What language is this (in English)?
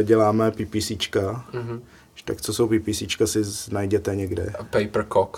Czech